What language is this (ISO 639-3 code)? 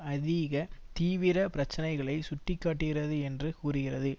tam